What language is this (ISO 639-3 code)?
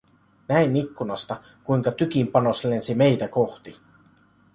fin